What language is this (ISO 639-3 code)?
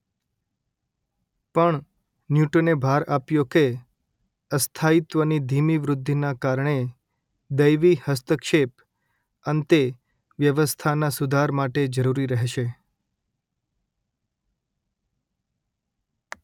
guj